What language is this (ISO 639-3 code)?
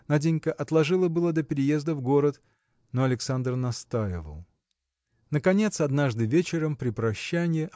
rus